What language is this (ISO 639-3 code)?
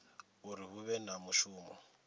ven